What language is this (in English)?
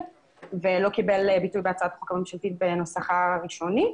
Hebrew